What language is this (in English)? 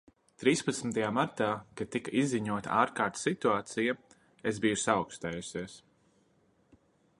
Latvian